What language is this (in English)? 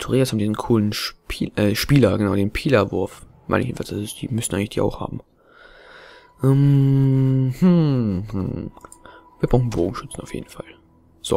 German